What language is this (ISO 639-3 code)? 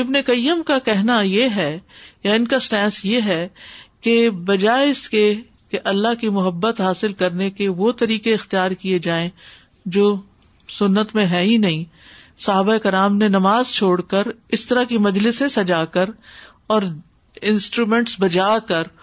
urd